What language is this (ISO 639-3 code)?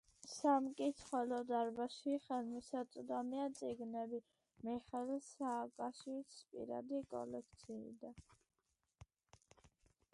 kat